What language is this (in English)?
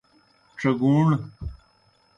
Kohistani Shina